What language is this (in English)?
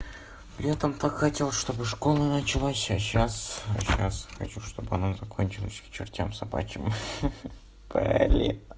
Russian